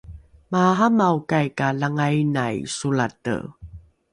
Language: Rukai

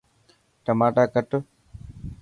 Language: Dhatki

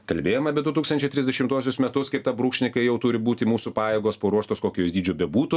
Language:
Lithuanian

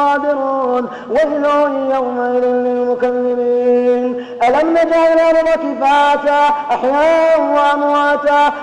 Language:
Arabic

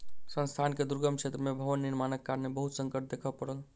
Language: Maithili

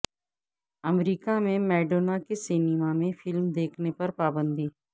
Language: Urdu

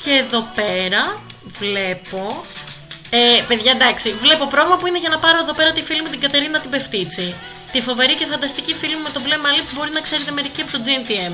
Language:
Greek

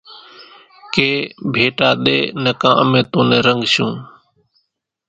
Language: Kachi Koli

